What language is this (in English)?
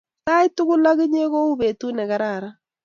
Kalenjin